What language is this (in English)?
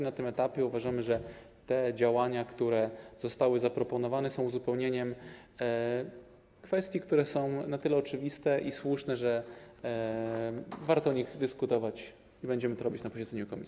Polish